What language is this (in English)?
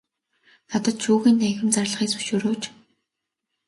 Mongolian